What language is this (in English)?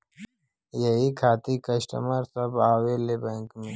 Bhojpuri